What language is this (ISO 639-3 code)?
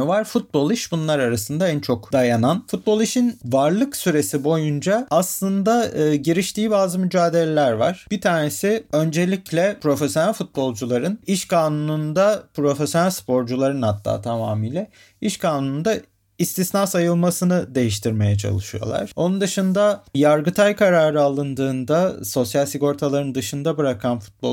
tur